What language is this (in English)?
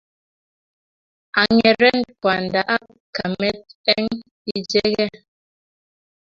Kalenjin